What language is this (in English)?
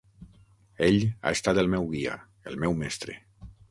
Catalan